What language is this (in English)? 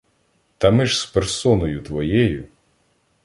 Ukrainian